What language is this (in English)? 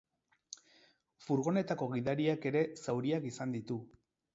Basque